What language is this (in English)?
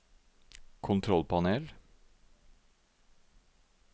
Norwegian